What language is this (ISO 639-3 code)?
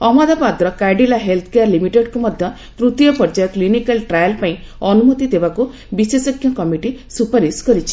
ori